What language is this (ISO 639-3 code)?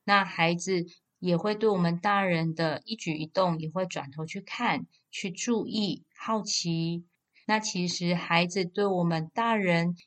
zho